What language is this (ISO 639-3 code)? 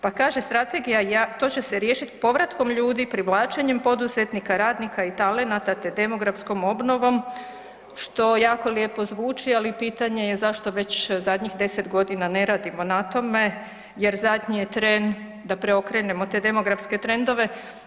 hrv